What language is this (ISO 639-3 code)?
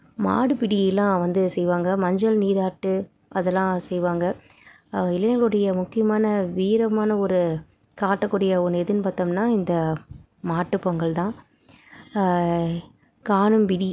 tam